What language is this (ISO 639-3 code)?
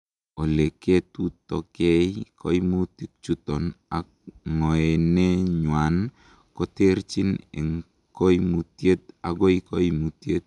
kln